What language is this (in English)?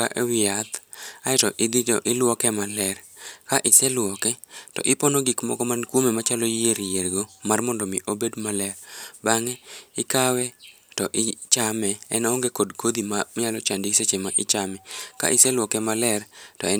Luo (Kenya and Tanzania)